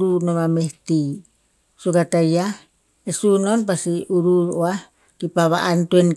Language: Tinputz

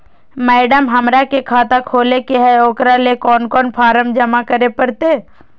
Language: Magahi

